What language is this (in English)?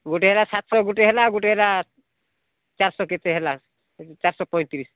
Odia